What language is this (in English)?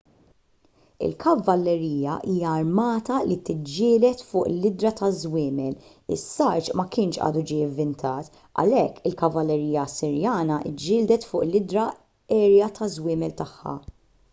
Maltese